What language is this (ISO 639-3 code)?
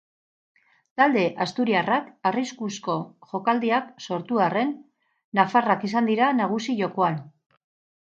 eus